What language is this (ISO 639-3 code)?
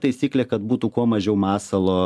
lit